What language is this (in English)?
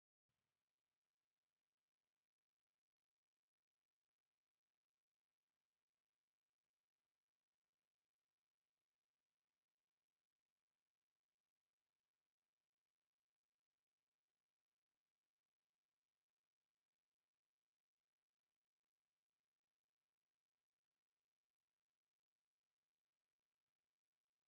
Tigrinya